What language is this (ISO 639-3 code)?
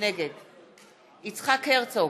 heb